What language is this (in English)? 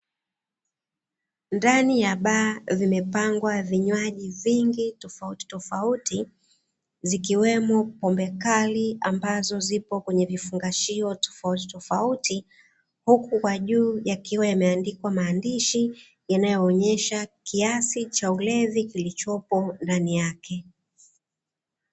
Swahili